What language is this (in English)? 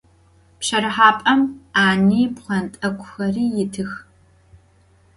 Adyghe